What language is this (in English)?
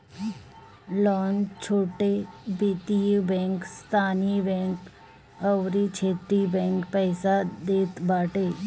Bhojpuri